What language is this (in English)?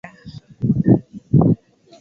Swahili